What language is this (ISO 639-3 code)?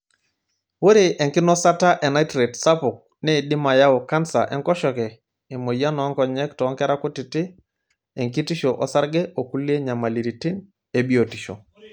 mas